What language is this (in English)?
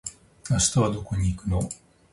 Japanese